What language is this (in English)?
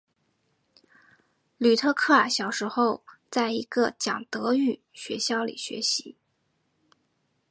Chinese